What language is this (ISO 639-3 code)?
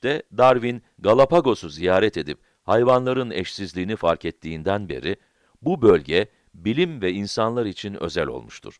tur